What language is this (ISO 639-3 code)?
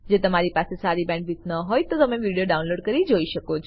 guj